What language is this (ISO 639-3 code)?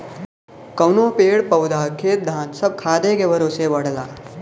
bho